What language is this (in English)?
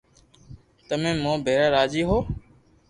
Loarki